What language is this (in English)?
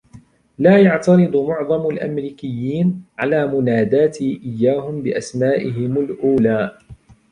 Arabic